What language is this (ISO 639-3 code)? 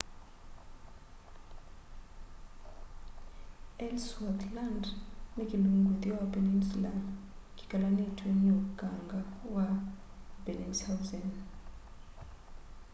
kam